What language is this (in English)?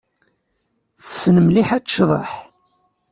Kabyle